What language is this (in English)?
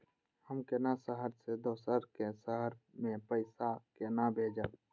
Maithili